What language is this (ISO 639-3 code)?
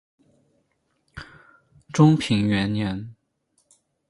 zho